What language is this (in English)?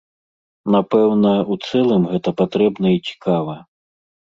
Belarusian